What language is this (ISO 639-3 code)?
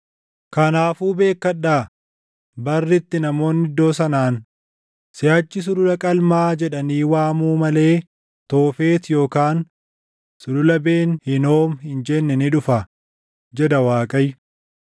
orm